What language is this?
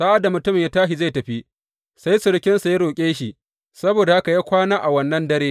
Hausa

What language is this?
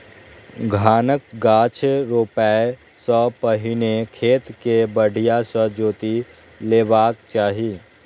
Maithili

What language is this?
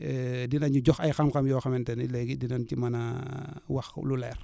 Wolof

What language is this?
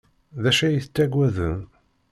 Kabyle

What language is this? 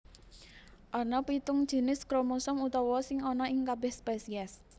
Javanese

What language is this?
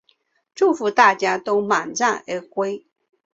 Chinese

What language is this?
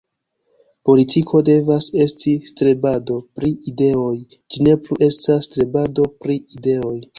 Esperanto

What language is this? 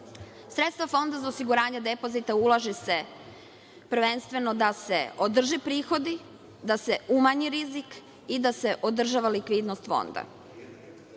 Serbian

